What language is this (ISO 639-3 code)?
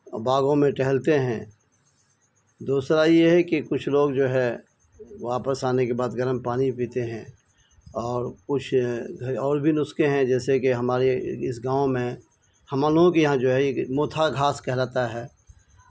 urd